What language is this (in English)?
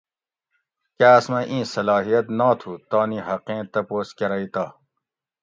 Gawri